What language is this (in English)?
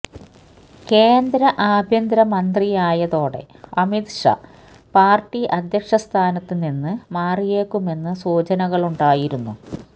Malayalam